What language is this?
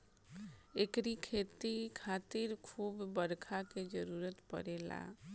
Bhojpuri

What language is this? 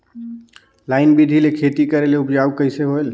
Chhattisgarhi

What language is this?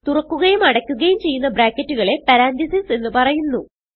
Malayalam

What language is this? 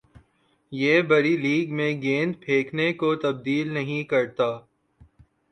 Urdu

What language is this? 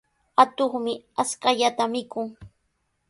Sihuas Ancash Quechua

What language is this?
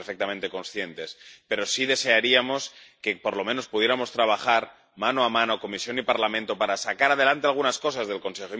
Spanish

